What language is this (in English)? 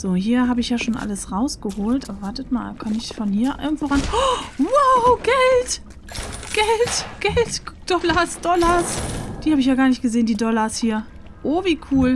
German